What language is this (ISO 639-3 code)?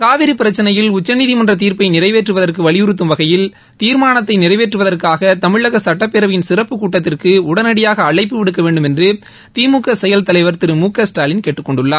tam